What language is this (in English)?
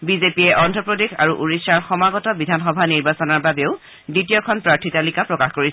Assamese